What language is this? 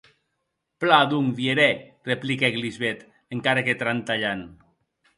Occitan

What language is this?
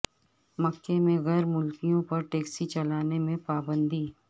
Urdu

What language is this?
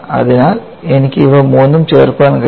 Malayalam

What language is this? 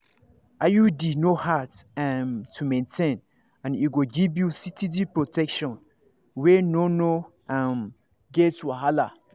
Nigerian Pidgin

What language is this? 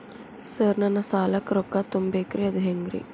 Kannada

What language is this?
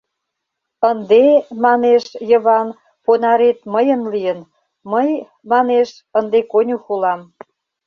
Mari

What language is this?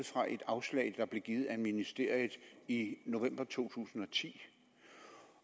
Danish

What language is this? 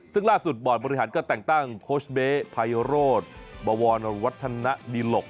Thai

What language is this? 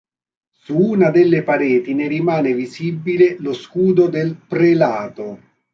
Italian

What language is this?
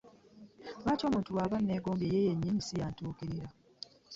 Ganda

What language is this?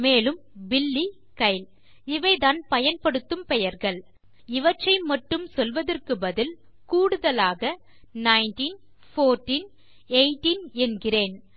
Tamil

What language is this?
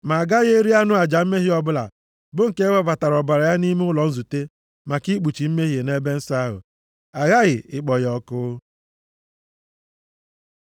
Igbo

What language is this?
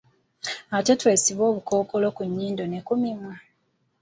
Ganda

